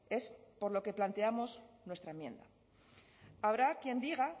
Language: Spanish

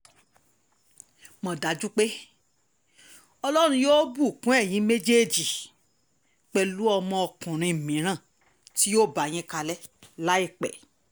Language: Yoruba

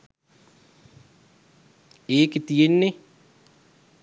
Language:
Sinhala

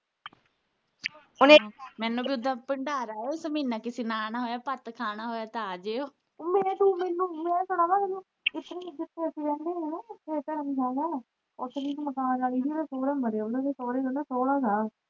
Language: Punjabi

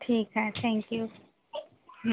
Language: Marathi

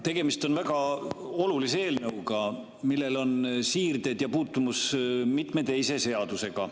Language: Estonian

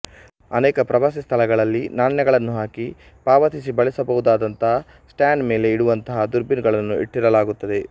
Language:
Kannada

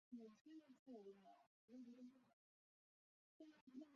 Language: Chinese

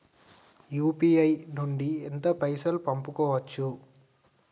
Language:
Telugu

